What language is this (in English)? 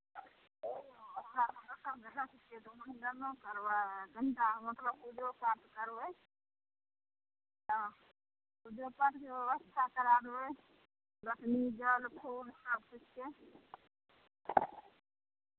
Maithili